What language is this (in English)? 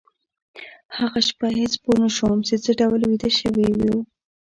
Pashto